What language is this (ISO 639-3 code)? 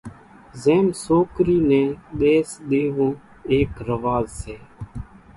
gjk